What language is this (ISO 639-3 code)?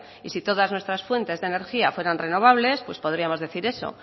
spa